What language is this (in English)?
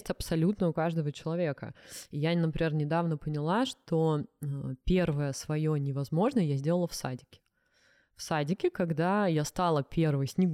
Russian